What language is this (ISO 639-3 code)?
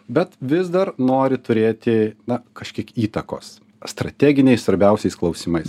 lit